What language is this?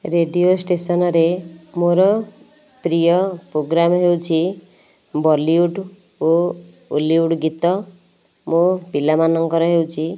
Odia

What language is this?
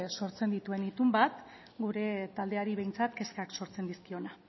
Basque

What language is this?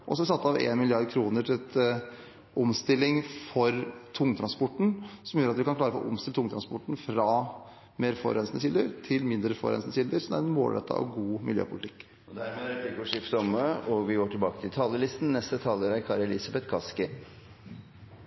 Norwegian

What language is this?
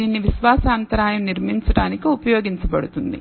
Telugu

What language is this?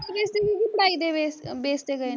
Punjabi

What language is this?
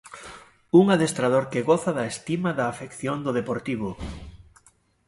Galician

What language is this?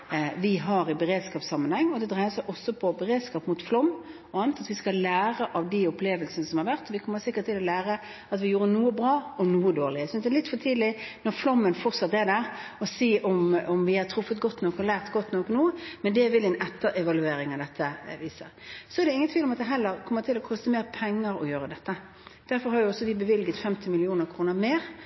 Norwegian Bokmål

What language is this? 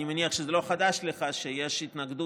Hebrew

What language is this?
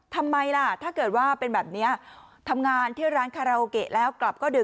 Thai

